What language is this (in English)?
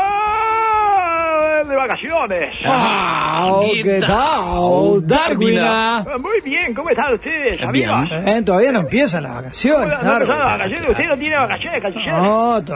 Spanish